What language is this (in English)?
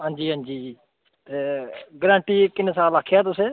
Dogri